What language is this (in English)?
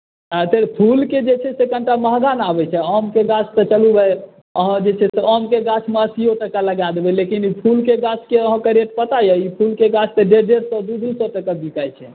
Maithili